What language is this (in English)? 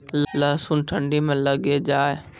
Maithili